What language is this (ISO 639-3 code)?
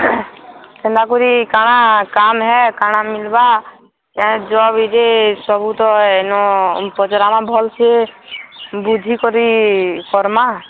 ori